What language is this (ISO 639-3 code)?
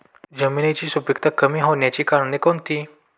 mar